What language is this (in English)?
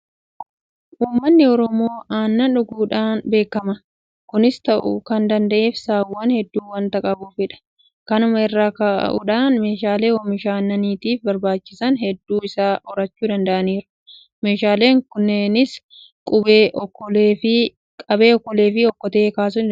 Oromo